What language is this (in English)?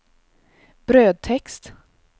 Swedish